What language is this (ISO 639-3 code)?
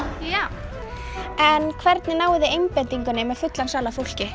isl